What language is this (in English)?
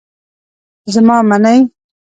Pashto